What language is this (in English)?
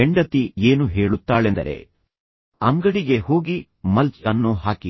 Kannada